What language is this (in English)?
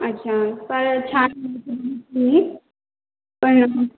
Marathi